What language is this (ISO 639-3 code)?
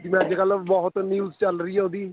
pan